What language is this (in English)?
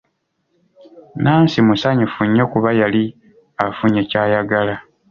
Ganda